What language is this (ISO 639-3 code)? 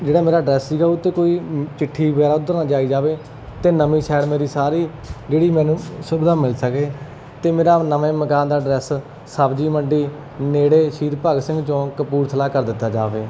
pan